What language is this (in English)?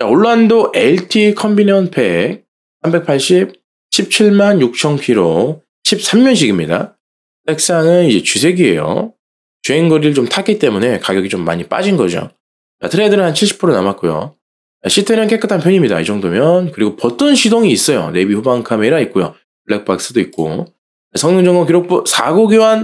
Korean